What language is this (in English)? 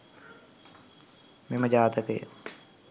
Sinhala